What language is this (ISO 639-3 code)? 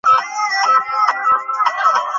ben